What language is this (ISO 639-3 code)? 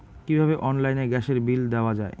ben